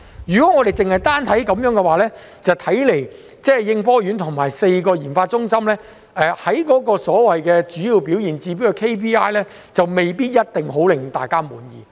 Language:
Cantonese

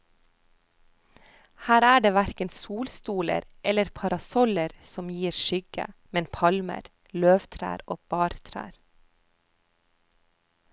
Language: Norwegian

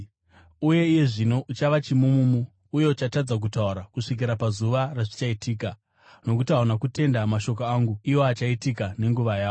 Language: Shona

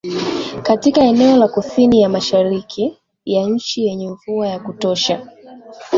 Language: Swahili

